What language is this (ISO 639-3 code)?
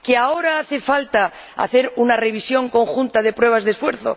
spa